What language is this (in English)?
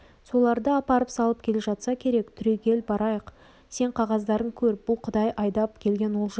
Kazakh